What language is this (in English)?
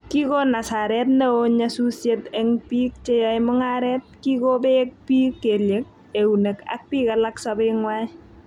Kalenjin